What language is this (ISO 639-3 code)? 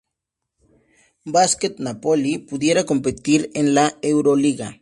spa